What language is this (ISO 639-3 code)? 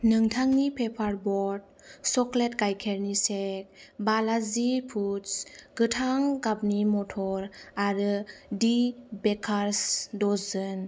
brx